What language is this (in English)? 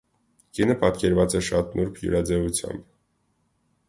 Armenian